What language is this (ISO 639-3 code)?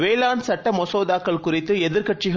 tam